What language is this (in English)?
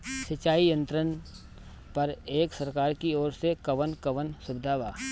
Bhojpuri